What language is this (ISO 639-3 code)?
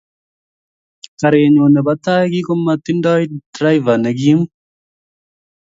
kln